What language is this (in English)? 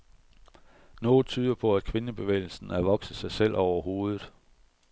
Danish